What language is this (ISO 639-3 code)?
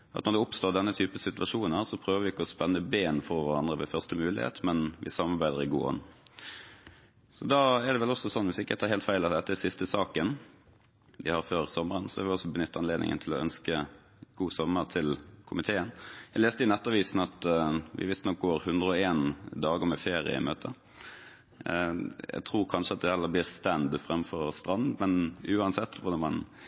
nor